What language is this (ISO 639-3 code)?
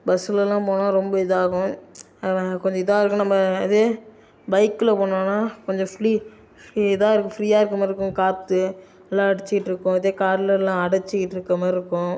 tam